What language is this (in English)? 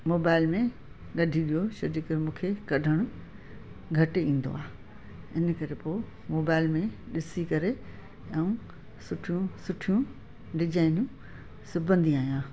Sindhi